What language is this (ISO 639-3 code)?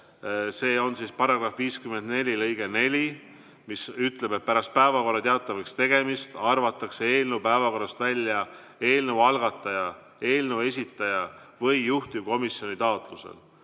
est